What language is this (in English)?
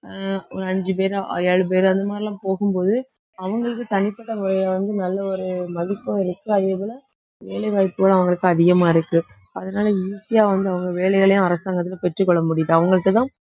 Tamil